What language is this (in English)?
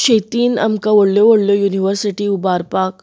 Konkani